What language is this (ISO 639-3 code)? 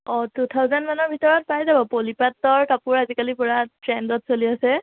asm